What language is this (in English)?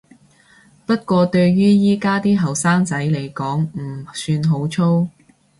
Cantonese